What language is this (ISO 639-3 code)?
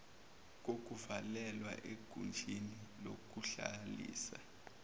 zul